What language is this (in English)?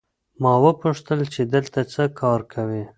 Pashto